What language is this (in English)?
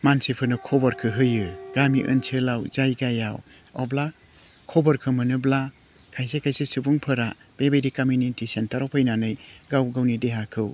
Bodo